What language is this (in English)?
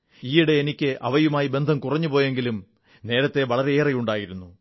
Malayalam